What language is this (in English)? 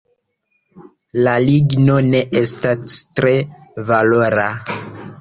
Esperanto